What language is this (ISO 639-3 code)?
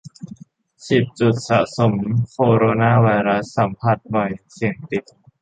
tha